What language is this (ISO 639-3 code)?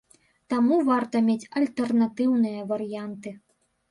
bel